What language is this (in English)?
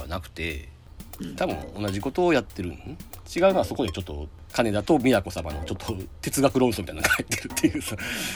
Japanese